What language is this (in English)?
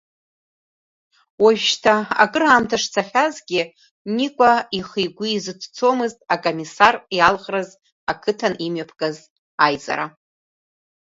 Abkhazian